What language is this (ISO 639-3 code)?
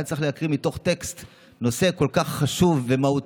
heb